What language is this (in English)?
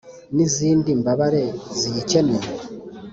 Kinyarwanda